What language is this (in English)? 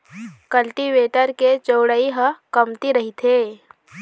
Chhattisgarhi